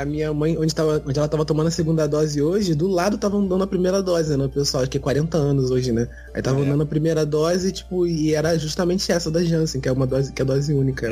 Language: Portuguese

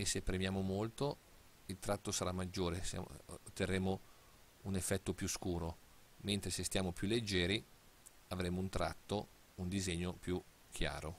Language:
Italian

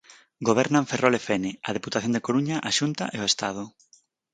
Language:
Galician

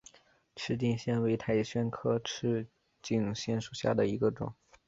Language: Chinese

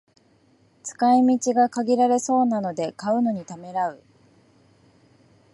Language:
Japanese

